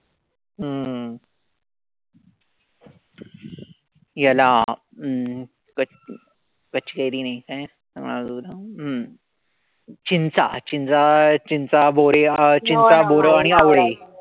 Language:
Marathi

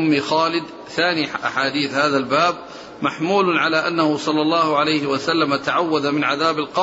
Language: Arabic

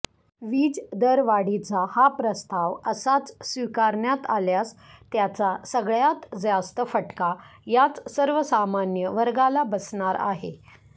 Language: Marathi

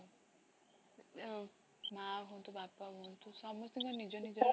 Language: Odia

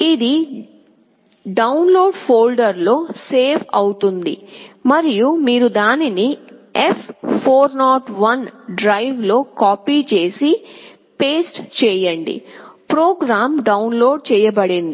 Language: Telugu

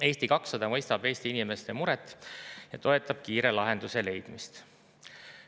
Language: Estonian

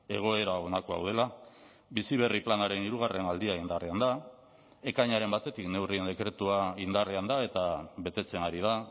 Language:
Basque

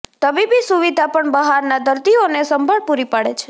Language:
Gujarati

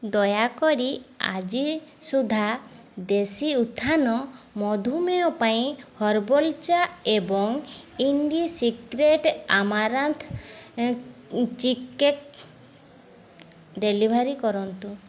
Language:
Odia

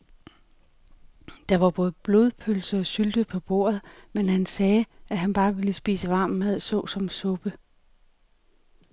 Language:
Danish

